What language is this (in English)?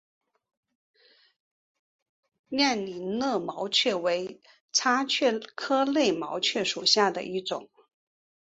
Chinese